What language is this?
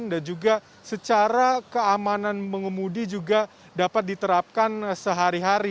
Indonesian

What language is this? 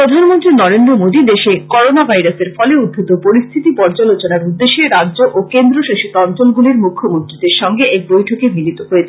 Bangla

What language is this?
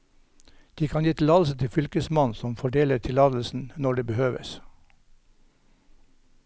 Norwegian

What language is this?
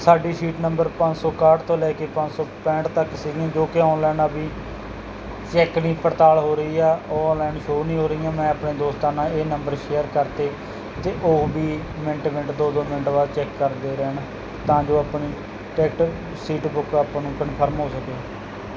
Punjabi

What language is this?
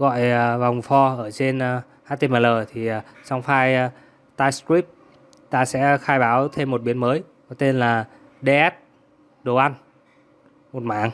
Vietnamese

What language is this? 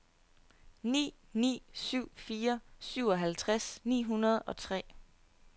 Danish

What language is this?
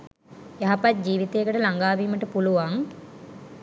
Sinhala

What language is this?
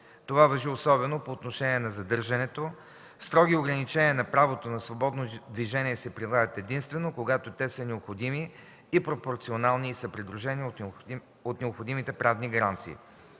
Bulgarian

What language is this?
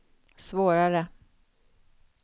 Swedish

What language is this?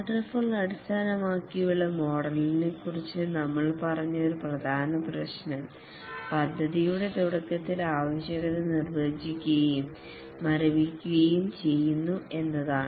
Malayalam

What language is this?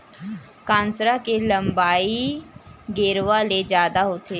Chhattisgarhi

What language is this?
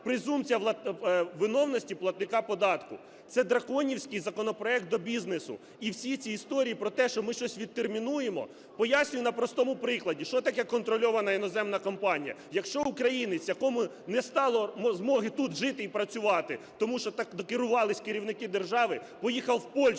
Ukrainian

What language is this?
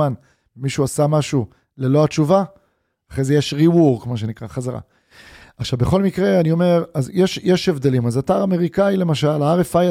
Hebrew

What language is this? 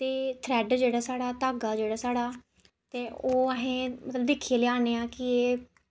Dogri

